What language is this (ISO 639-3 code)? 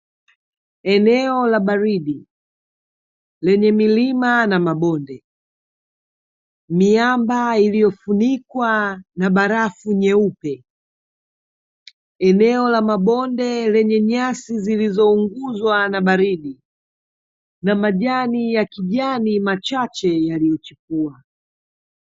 swa